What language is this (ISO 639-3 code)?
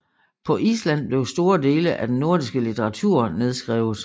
dan